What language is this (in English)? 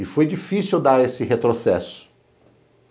Portuguese